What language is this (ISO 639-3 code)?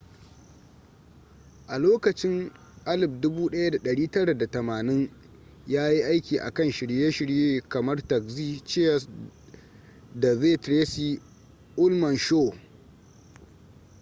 hau